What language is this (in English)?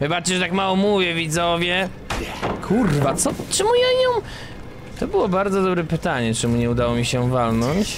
Polish